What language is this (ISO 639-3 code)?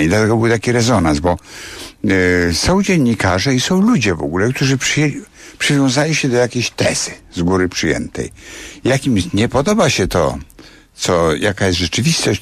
pol